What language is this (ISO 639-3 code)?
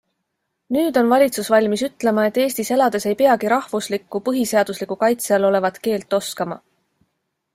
est